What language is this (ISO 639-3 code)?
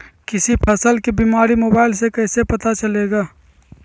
mag